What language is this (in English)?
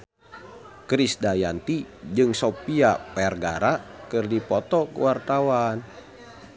Sundanese